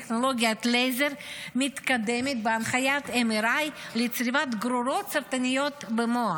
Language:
Hebrew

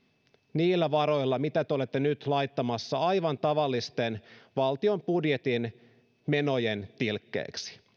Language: Finnish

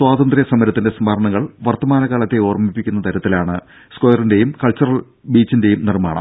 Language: Malayalam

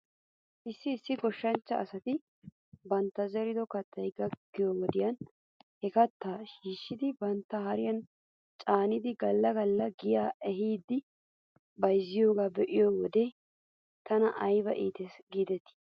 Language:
Wolaytta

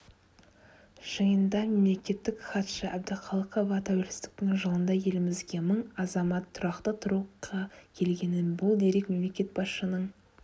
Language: Kazakh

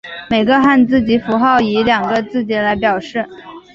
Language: Chinese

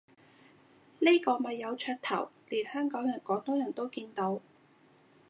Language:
Cantonese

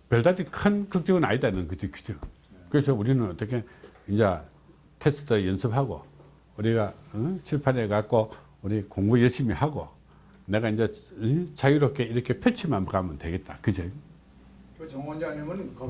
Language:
Korean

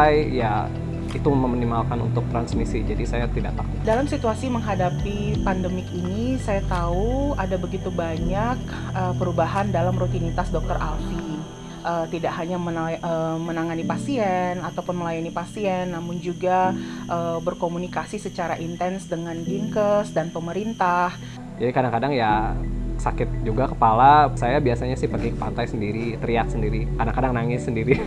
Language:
Indonesian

